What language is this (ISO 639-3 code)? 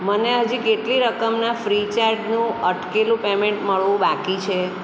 guj